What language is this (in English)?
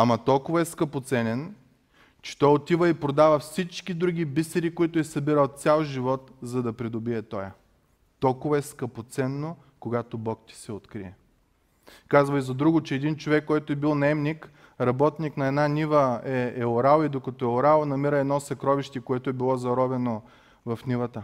Bulgarian